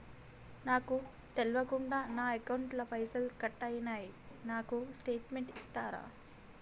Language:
Telugu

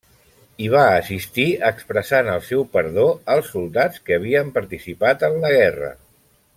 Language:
Catalan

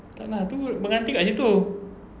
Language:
English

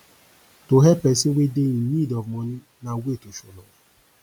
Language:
Nigerian Pidgin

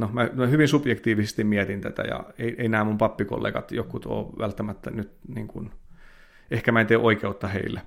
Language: Finnish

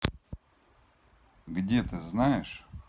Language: Russian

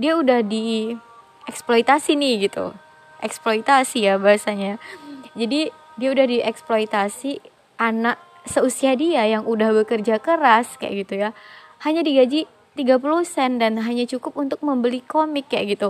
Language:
Indonesian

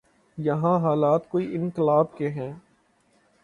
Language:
Urdu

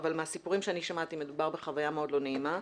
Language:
Hebrew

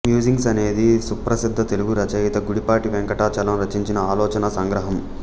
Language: Telugu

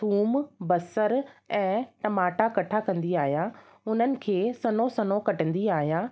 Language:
Sindhi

